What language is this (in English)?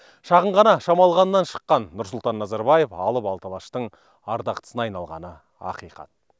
Kazakh